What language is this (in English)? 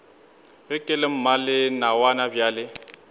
Northern Sotho